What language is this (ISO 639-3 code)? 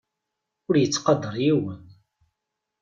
kab